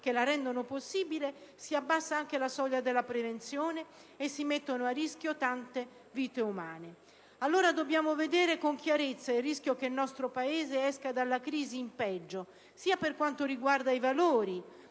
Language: Italian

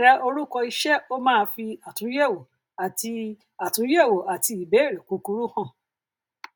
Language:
Yoruba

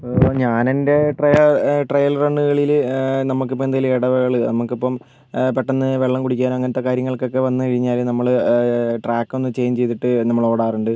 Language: Malayalam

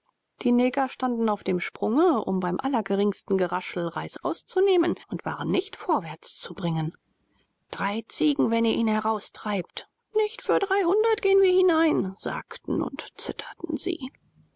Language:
German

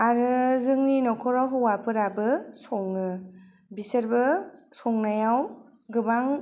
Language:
Bodo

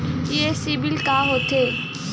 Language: Chhattisgarhi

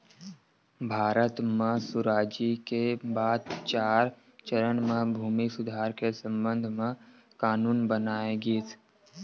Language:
Chhattisgarhi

